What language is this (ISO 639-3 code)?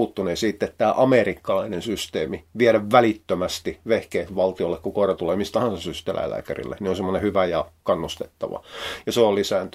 fin